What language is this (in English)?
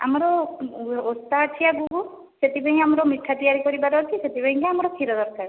Odia